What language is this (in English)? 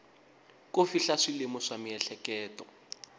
Tsonga